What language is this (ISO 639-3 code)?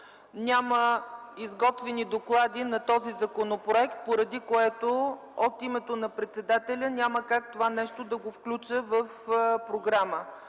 bul